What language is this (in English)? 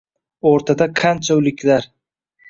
Uzbek